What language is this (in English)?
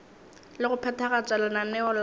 Northern Sotho